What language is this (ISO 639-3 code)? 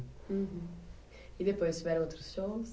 por